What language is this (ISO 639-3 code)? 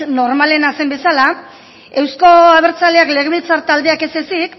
eus